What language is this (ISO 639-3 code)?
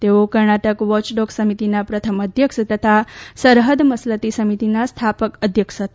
guj